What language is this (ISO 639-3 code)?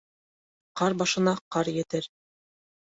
bak